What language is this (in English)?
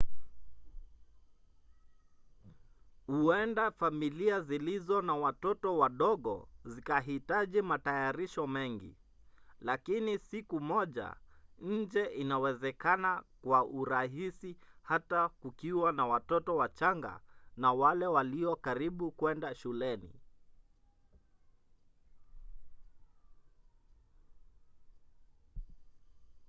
Swahili